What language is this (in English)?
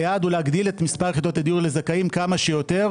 Hebrew